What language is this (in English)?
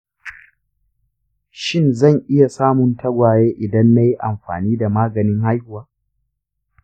Hausa